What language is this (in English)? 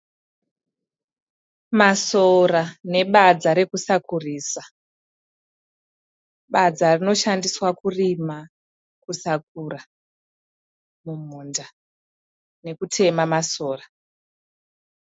Shona